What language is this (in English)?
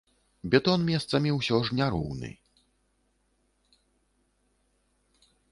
Belarusian